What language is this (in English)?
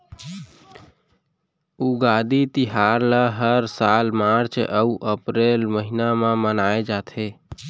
Chhattisgarhi